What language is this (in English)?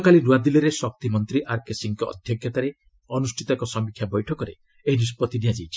Odia